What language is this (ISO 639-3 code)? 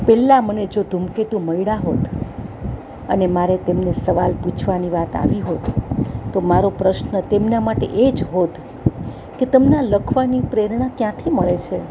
guj